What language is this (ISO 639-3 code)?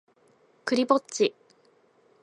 jpn